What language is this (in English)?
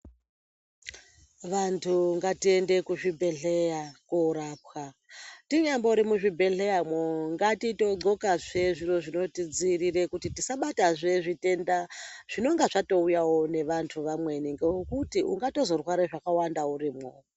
Ndau